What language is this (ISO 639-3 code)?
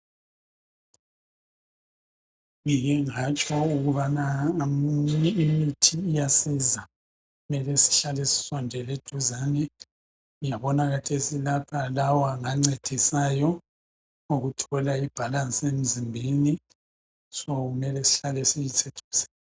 nde